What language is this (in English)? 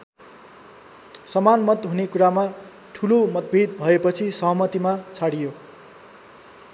Nepali